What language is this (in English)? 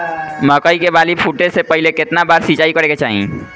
Bhojpuri